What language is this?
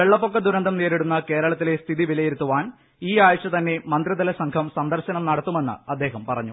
Malayalam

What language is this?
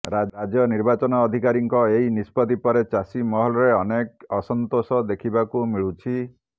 Odia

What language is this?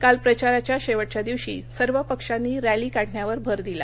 Marathi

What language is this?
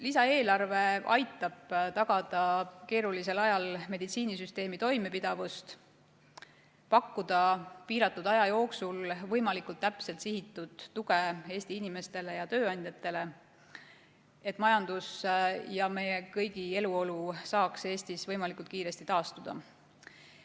Estonian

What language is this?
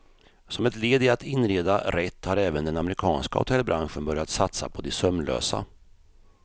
Swedish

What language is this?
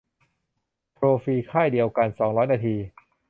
Thai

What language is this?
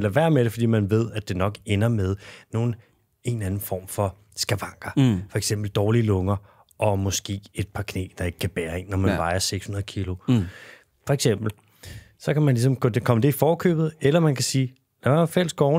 Danish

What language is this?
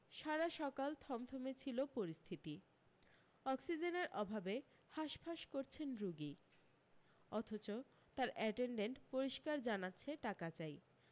Bangla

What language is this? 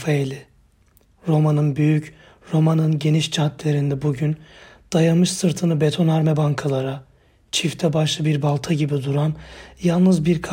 Turkish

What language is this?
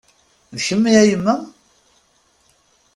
Kabyle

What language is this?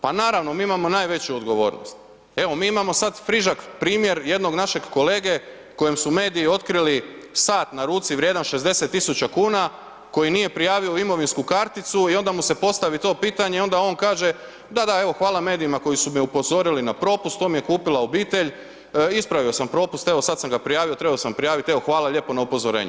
Croatian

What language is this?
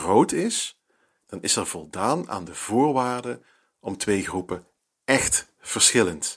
Dutch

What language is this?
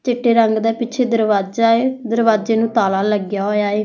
Punjabi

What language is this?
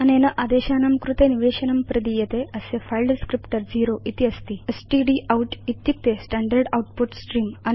Sanskrit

